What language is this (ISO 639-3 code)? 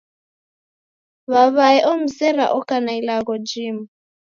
dav